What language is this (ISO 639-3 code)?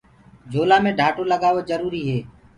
ggg